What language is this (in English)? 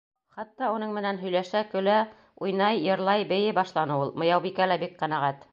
Bashkir